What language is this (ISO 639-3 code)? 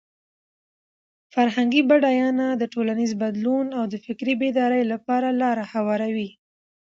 pus